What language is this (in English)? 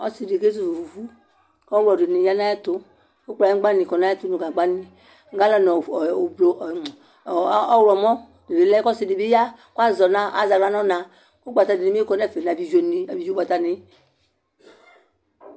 Ikposo